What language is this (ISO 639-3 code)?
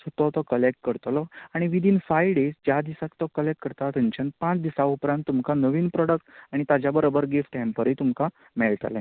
kok